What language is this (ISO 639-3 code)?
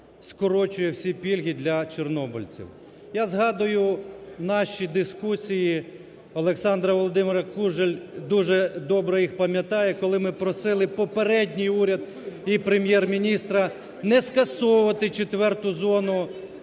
ukr